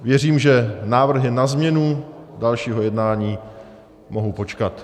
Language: Czech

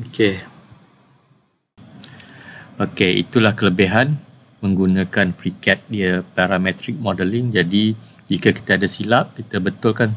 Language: Malay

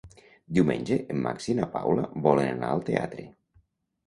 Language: Catalan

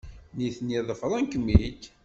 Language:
Kabyle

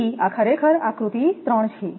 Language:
Gujarati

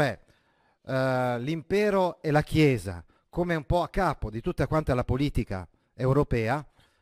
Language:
Italian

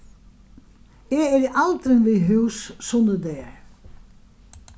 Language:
Faroese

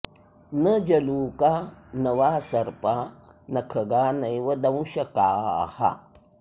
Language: Sanskrit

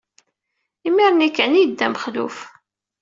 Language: Kabyle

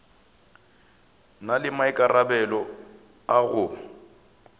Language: Northern Sotho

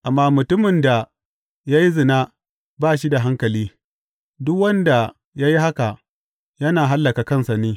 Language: Hausa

